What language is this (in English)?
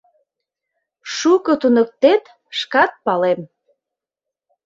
Mari